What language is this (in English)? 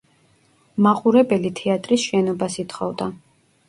Georgian